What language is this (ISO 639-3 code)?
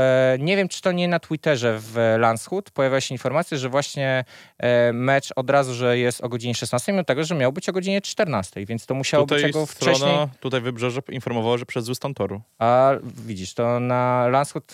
pol